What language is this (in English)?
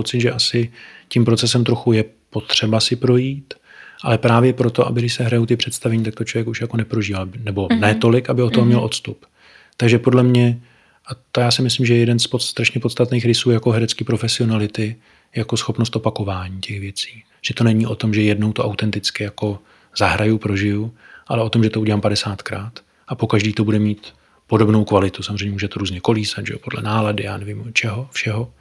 Czech